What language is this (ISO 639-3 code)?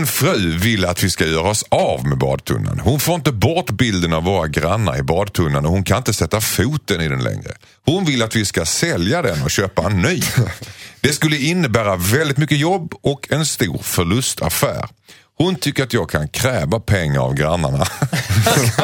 swe